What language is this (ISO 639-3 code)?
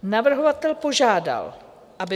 ces